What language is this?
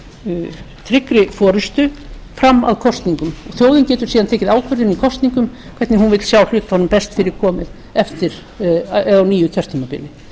Icelandic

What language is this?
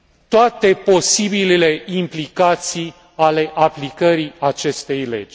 Romanian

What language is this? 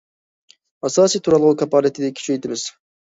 Uyghur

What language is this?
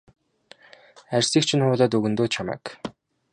Mongolian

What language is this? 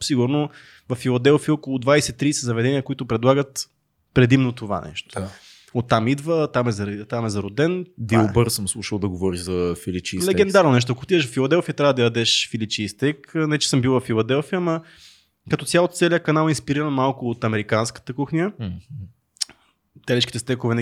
Bulgarian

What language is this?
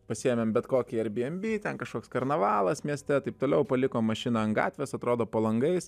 Lithuanian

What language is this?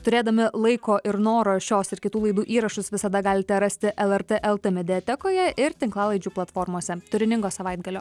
Lithuanian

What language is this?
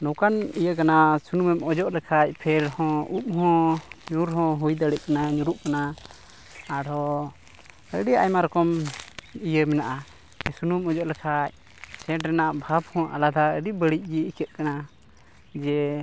Santali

